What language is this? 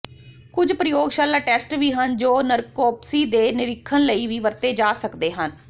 Punjabi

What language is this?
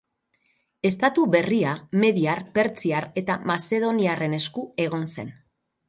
Basque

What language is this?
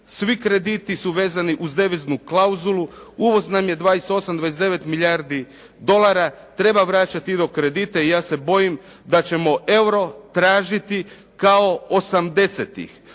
Croatian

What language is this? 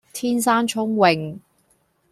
Cantonese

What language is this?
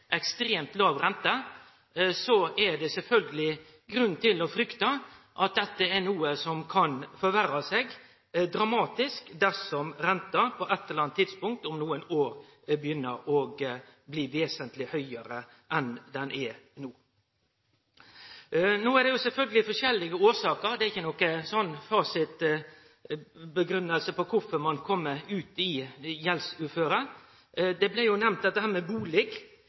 Norwegian Nynorsk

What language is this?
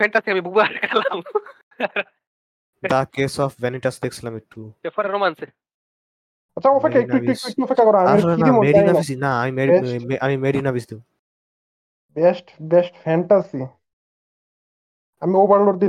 Bangla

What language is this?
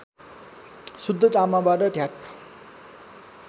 Nepali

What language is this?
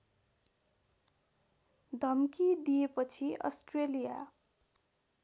Nepali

